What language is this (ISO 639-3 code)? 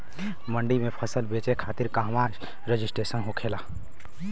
bho